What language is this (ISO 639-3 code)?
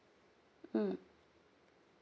eng